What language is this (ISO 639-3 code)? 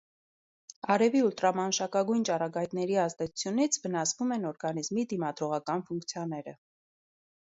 hye